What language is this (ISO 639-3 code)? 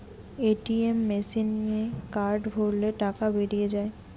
ben